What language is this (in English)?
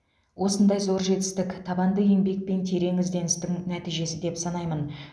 Kazakh